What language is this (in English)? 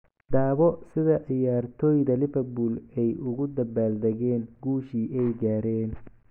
Somali